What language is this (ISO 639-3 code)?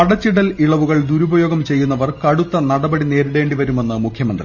mal